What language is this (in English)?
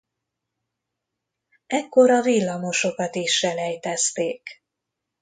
Hungarian